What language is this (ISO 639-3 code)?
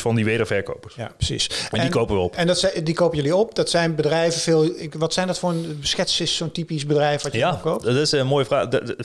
nld